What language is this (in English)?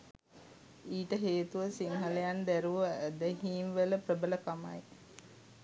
Sinhala